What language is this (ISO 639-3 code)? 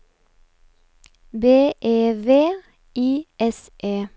nor